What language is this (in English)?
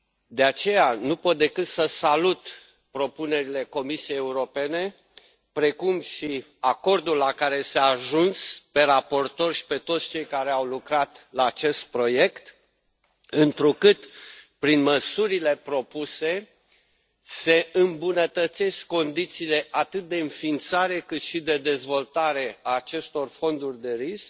Romanian